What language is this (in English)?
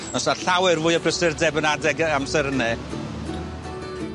Welsh